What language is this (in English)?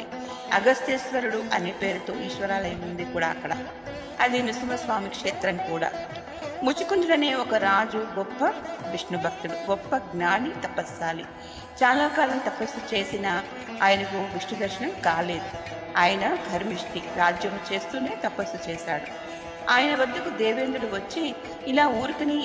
Telugu